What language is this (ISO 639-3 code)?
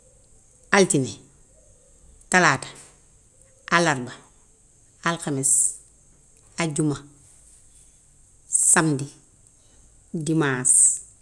wof